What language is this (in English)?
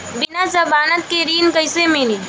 Bhojpuri